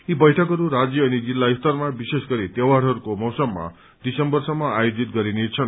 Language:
Nepali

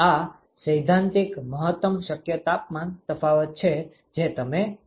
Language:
Gujarati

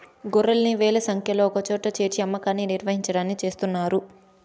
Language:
Telugu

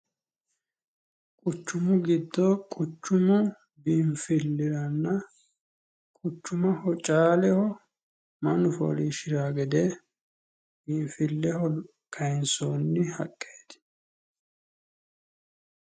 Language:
Sidamo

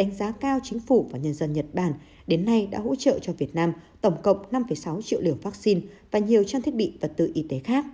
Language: Vietnamese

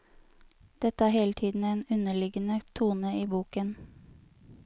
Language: Norwegian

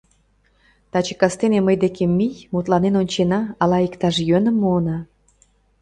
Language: Mari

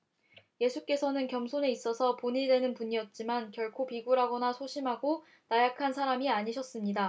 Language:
Korean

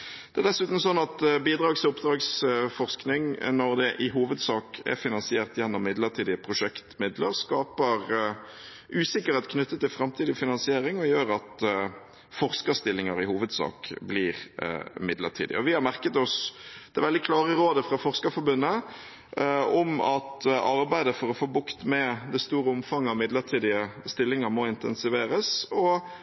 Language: Norwegian Bokmål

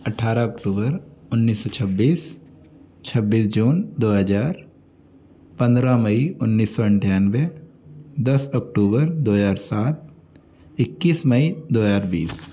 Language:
Hindi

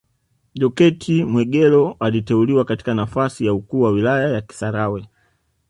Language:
Swahili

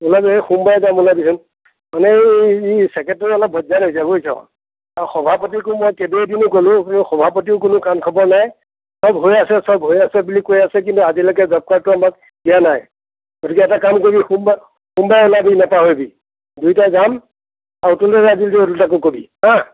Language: Assamese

